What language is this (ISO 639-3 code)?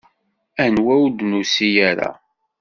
kab